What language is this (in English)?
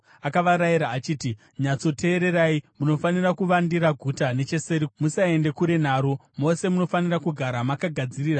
Shona